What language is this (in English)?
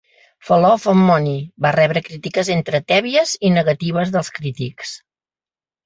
Catalan